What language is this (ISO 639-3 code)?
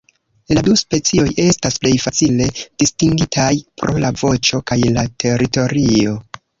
epo